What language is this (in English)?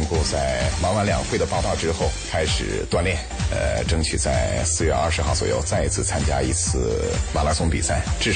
Chinese